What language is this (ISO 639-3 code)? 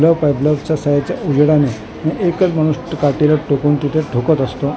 mar